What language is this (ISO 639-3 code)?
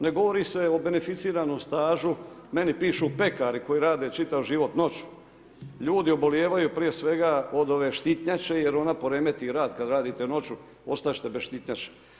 hrv